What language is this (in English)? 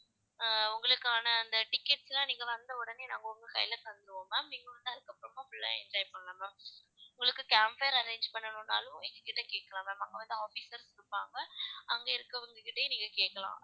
Tamil